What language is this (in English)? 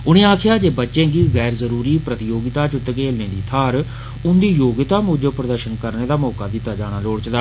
Dogri